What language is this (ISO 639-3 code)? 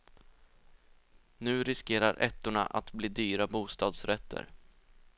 swe